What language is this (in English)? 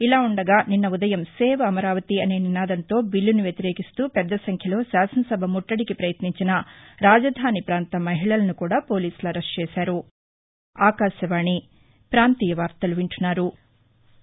Telugu